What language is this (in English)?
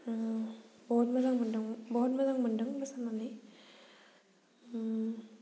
Bodo